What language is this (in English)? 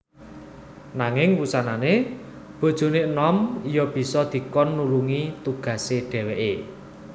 Javanese